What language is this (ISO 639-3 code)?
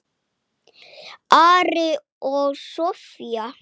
isl